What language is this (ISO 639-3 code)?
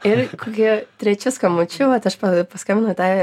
lit